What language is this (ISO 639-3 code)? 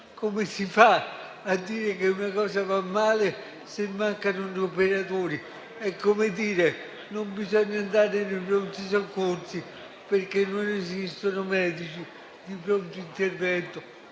ita